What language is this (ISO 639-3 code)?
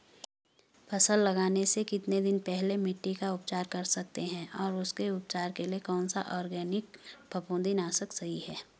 hin